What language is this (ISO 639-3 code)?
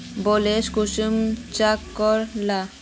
mag